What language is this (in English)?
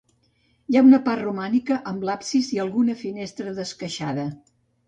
Catalan